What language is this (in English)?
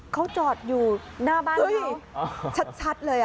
Thai